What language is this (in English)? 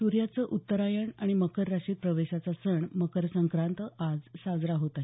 Marathi